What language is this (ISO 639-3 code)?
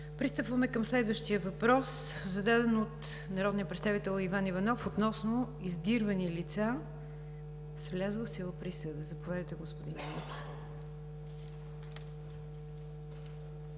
bul